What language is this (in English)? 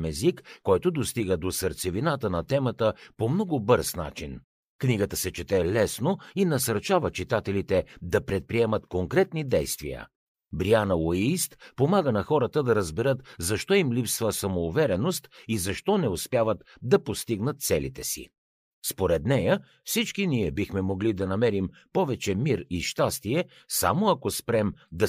Bulgarian